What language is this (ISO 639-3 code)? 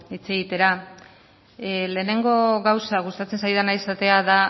eus